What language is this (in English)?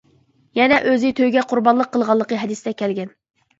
Uyghur